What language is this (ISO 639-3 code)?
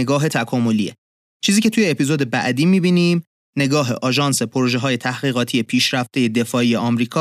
fas